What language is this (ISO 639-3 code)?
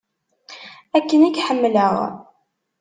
kab